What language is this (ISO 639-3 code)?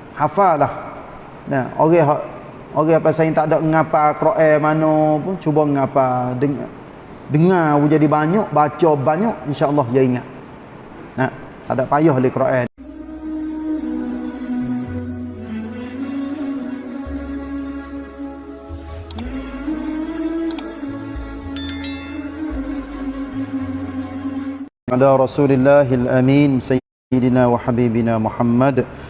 msa